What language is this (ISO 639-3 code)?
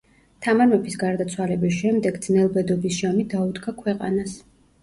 kat